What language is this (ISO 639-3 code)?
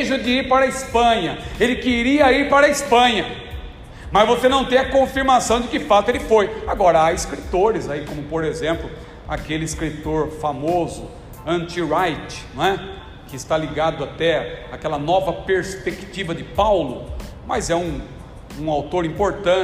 por